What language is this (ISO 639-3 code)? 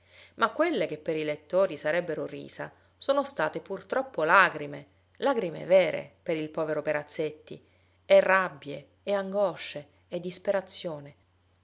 ita